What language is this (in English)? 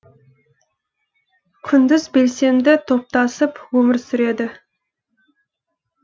Kazakh